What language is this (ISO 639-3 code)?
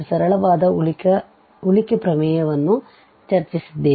kan